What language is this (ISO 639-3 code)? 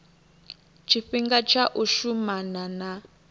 ven